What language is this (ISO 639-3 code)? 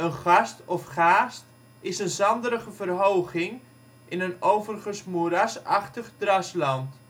nld